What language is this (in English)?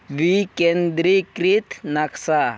Santali